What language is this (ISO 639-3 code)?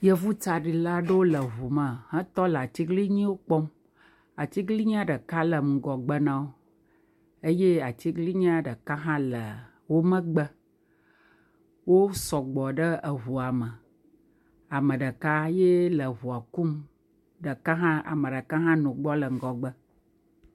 ewe